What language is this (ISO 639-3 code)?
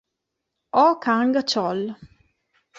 ita